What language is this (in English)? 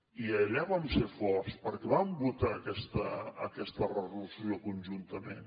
Catalan